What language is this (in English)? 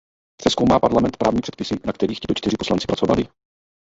Czech